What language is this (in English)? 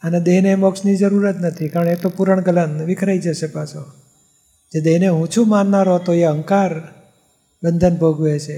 Gujarati